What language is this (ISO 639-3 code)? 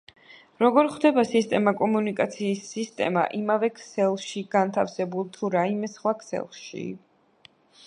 kat